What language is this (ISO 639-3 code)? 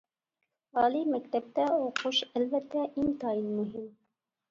uig